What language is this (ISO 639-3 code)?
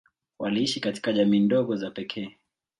swa